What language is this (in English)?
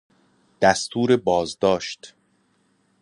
Persian